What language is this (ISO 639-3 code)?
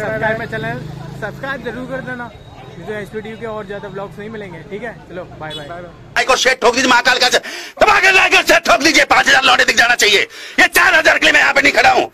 hin